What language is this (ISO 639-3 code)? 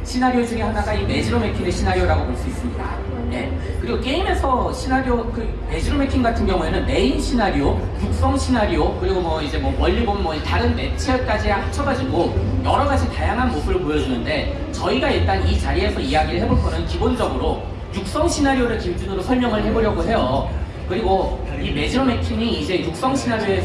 kor